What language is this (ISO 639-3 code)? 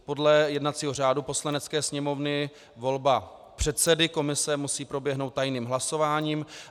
ces